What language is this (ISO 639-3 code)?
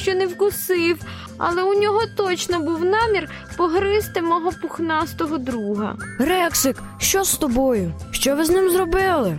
ukr